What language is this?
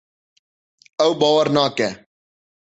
Kurdish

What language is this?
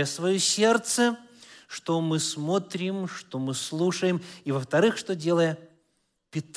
Russian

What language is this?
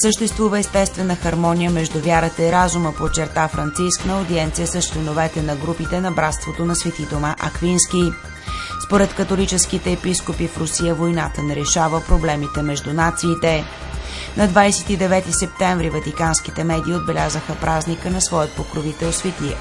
Bulgarian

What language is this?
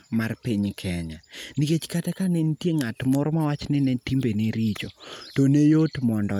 Luo (Kenya and Tanzania)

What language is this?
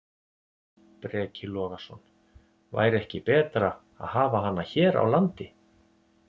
Icelandic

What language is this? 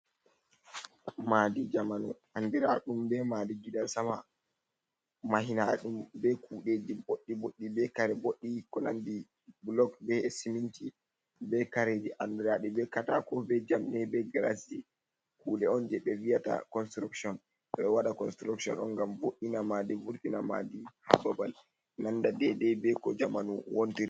Fula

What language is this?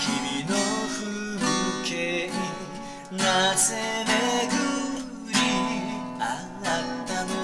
Japanese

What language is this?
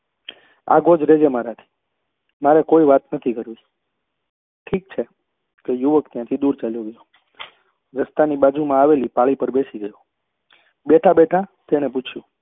Gujarati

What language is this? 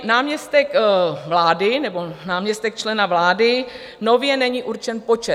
Czech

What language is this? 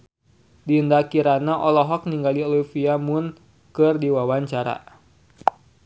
Sundanese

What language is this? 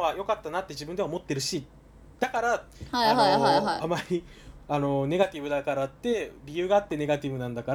Japanese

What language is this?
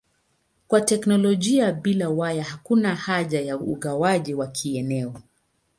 Swahili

